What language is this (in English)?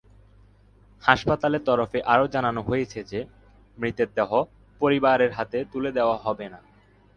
Bangla